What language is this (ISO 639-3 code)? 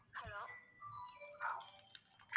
tam